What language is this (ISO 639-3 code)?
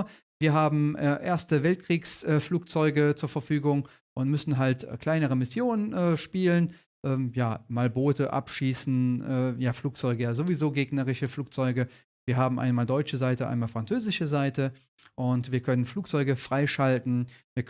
deu